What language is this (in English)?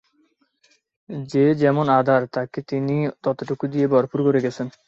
Bangla